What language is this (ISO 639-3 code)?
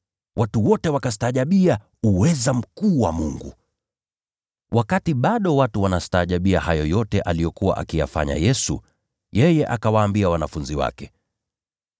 swa